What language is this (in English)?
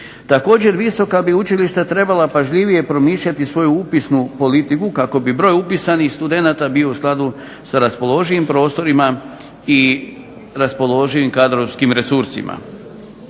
Croatian